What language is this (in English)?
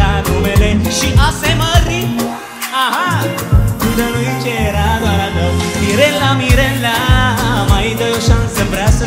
Romanian